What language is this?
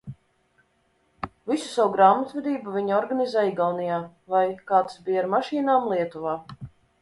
Latvian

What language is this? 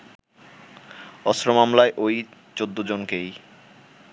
Bangla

